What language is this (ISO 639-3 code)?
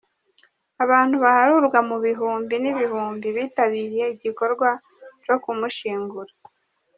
kin